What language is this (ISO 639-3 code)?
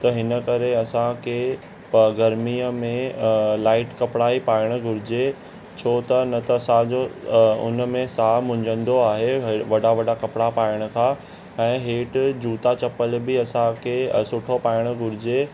snd